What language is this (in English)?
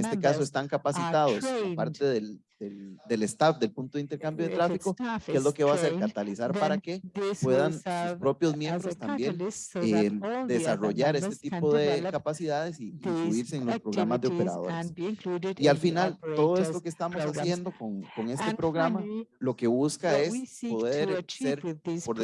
Spanish